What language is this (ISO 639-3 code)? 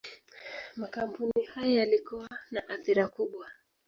swa